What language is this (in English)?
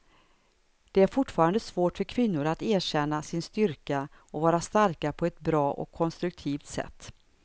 Swedish